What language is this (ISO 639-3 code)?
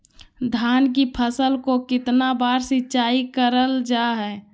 mag